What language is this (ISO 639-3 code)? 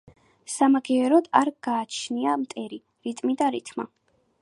kat